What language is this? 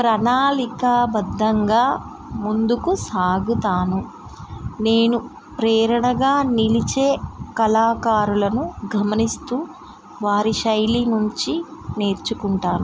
Telugu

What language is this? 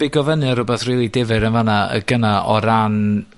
Welsh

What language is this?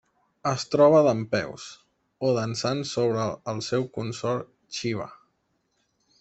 Catalan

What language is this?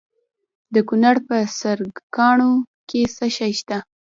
Pashto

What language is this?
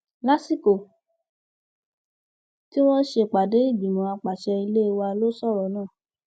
Yoruba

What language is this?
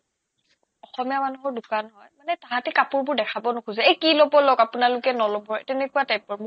Assamese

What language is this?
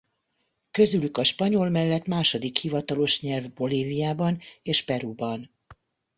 Hungarian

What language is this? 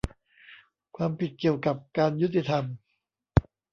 Thai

